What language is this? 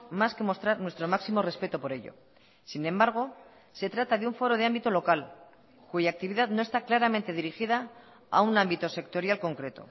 Spanish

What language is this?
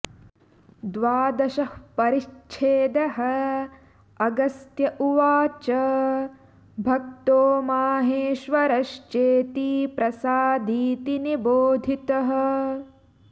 Sanskrit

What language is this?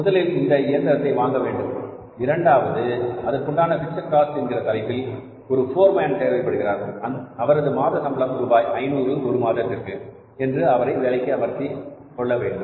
Tamil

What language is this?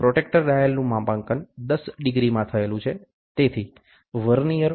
Gujarati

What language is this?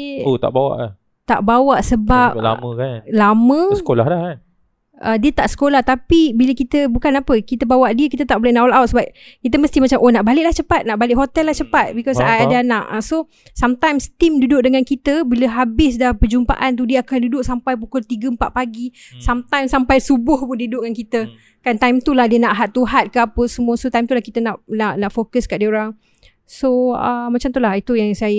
Malay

